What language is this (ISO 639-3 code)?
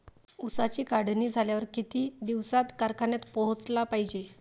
mar